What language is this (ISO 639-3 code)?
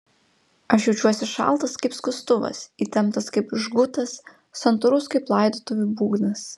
lit